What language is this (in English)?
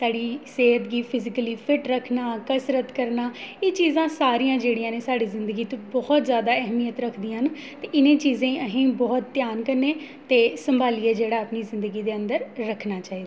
Dogri